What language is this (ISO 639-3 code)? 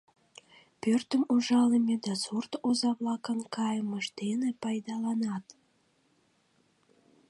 chm